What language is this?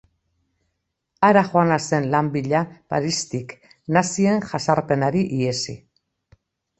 Basque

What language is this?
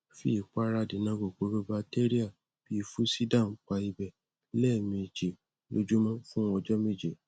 Yoruba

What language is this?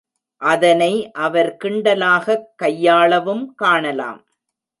Tamil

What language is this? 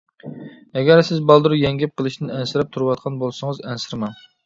Uyghur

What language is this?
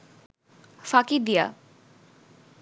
Bangla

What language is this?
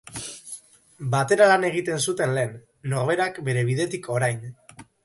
Basque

